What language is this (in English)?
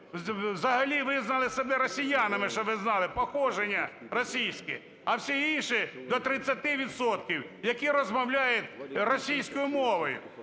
Ukrainian